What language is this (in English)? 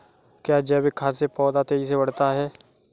Hindi